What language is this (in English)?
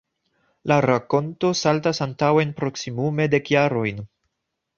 Esperanto